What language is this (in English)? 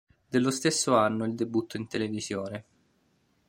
Italian